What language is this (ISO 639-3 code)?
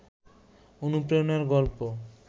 ben